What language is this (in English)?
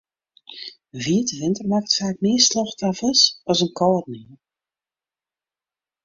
Western Frisian